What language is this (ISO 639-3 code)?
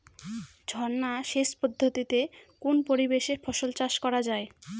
ben